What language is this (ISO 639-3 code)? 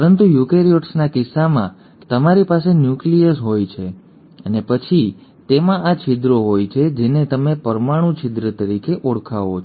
guj